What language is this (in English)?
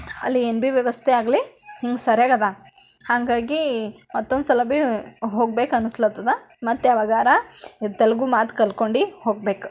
Kannada